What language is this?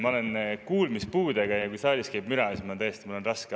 Estonian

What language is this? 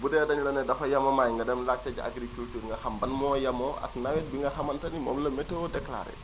Wolof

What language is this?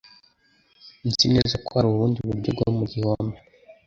Kinyarwanda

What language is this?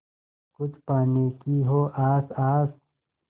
Hindi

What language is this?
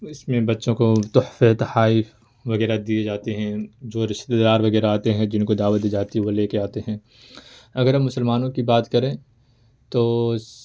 Urdu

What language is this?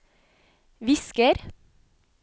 Norwegian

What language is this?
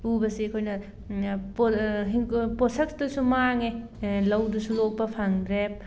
Manipuri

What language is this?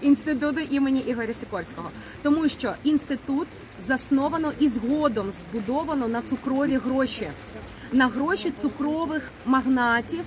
Ukrainian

